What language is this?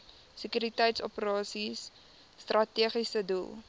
Afrikaans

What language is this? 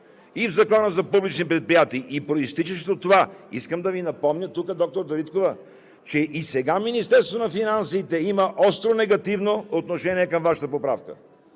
Bulgarian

